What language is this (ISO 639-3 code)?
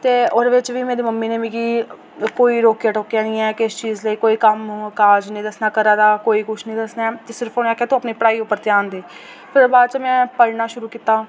doi